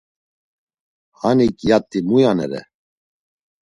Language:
Laz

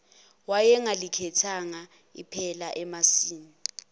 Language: Zulu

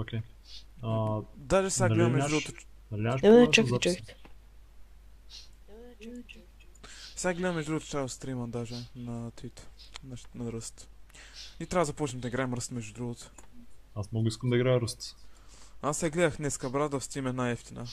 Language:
Bulgarian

